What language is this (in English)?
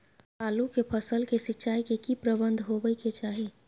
Maithili